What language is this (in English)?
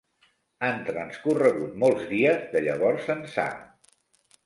Catalan